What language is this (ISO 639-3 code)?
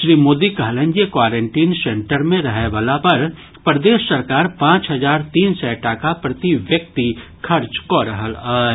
mai